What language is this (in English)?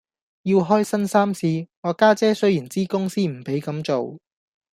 Cantonese